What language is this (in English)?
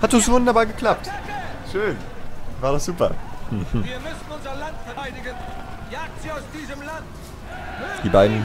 German